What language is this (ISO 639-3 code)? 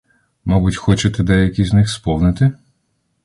ukr